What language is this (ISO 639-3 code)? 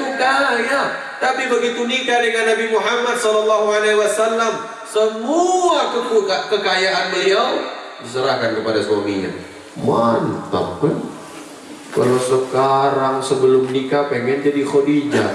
ind